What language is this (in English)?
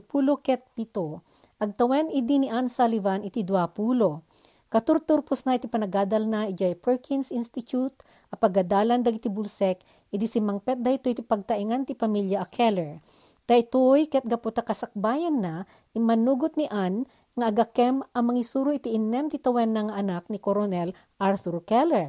Filipino